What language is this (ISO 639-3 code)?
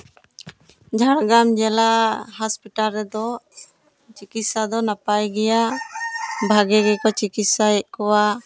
sat